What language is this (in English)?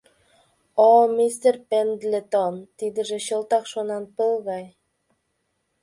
Mari